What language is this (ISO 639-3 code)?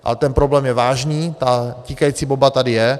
ces